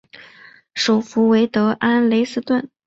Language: Chinese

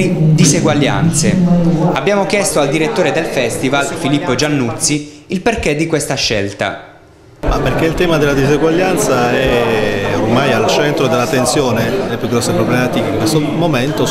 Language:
Italian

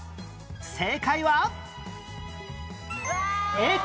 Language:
Japanese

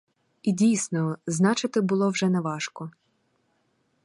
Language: Ukrainian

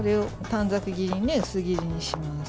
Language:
Japanese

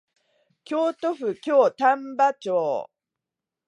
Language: Japanese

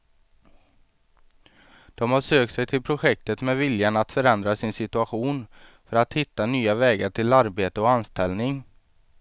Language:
Swedish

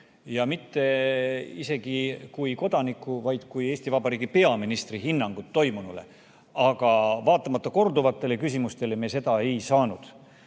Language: Estonian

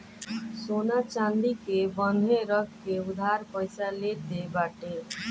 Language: Bhojpuri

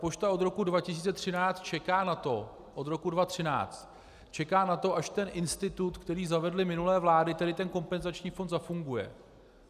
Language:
Czech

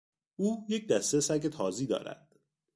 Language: Persian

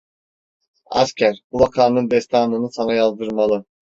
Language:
Turkish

